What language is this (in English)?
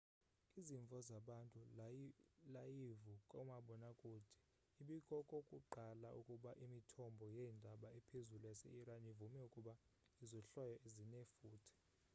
Xhosa